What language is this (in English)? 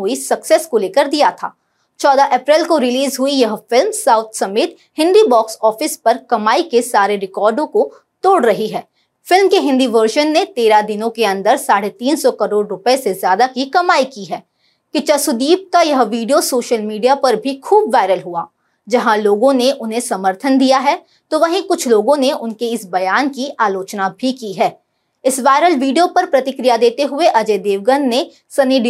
Hindi